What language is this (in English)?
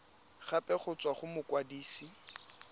Tswana